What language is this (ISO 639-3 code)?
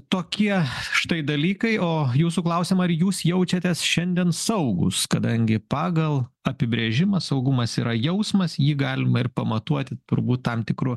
lit